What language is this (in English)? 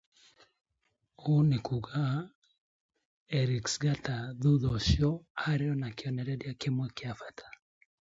English